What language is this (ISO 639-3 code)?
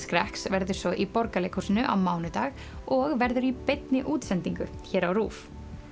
isl